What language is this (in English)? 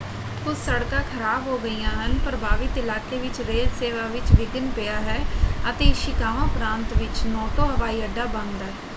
Punjabi